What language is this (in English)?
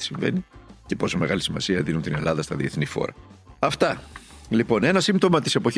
Greek